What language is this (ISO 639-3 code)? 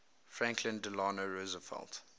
eng